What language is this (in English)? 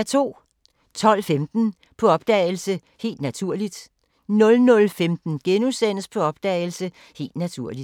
Danish